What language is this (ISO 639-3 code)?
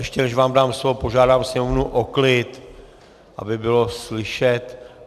ces